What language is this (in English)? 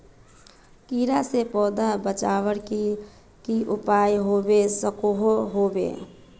Magahi